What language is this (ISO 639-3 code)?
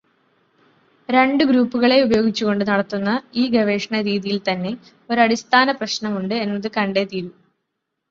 mal